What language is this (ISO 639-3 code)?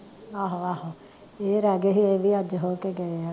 pan